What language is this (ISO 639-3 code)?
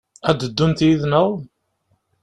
kab